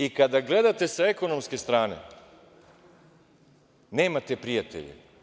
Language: Serbian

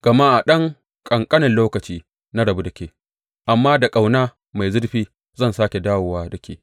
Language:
Hausa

